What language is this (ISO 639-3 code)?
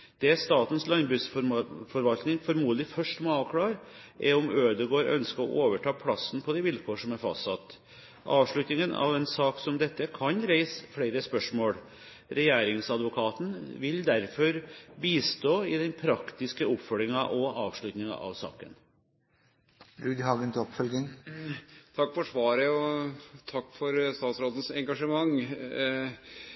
nor